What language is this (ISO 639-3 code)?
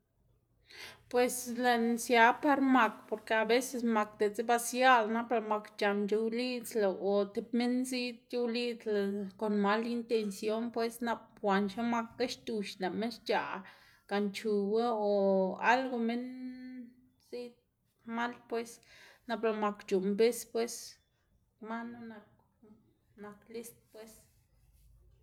ztg